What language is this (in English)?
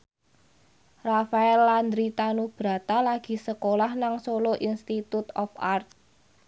Javanese